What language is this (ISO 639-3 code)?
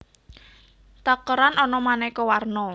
jav